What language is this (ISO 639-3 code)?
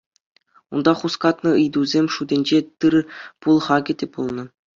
chv